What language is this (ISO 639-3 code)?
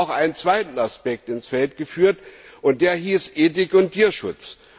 deu